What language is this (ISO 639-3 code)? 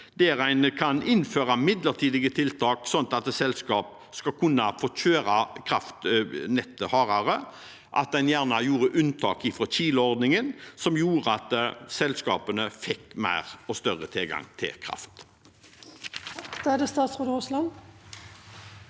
nor